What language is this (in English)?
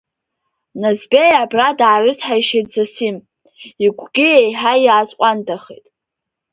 Abkhazian